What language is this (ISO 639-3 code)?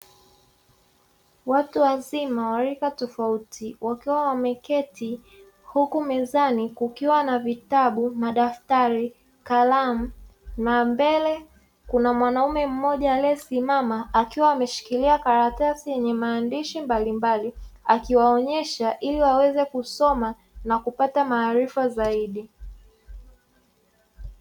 swa